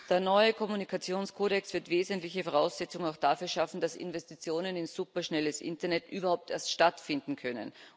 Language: German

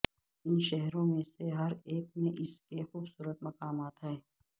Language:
Urdu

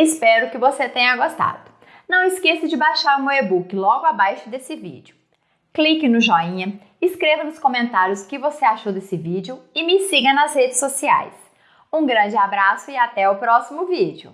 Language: Portuguese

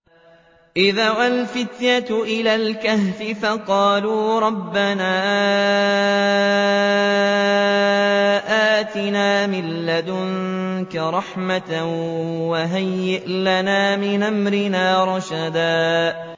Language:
Arabic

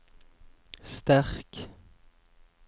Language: Norwegian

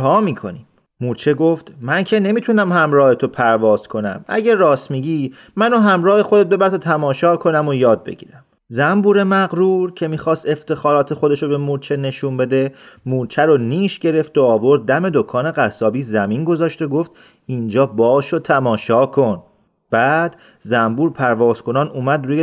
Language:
Persian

